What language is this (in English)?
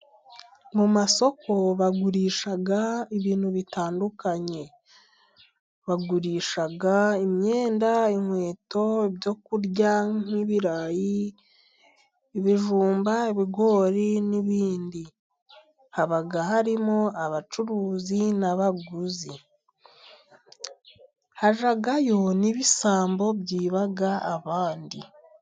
Kinyarwanda